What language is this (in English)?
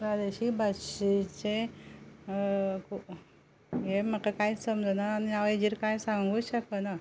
Konkani